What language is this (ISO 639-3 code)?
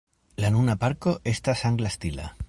epo